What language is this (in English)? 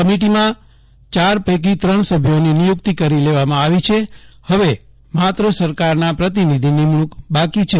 Gujarati